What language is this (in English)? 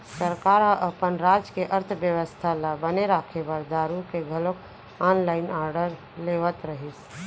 Chhattisgarhi